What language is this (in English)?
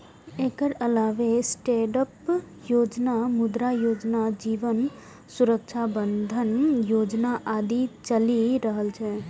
Maithili